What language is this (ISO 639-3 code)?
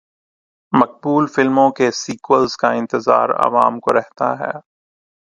urd